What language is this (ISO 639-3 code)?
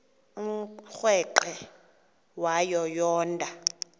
xho